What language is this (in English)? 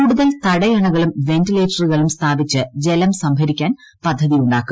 Malayalam